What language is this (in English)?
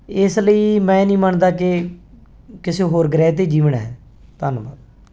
Punjabi